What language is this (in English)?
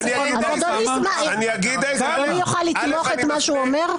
Hebrew